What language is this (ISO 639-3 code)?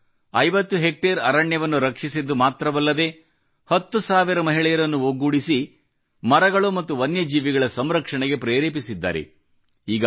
kan